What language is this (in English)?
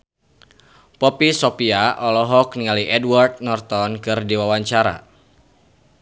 Sundanese